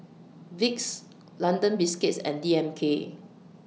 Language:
English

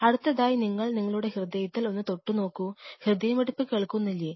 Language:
Malayalam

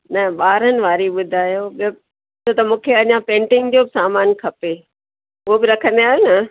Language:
Sindhi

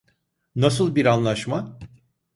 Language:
Turkish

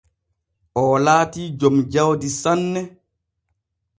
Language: Borgu Fulfulde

